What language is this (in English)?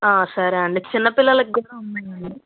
Telugu